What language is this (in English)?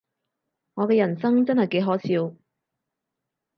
Cantonese